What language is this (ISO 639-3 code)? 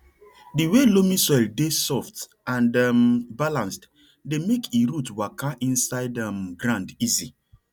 pcm